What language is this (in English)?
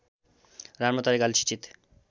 Nepali